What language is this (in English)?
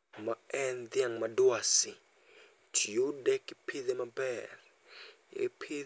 Luo (Kenya and Tanzania)